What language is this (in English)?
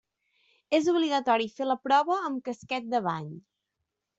Catalan